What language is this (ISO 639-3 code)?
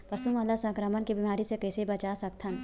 hne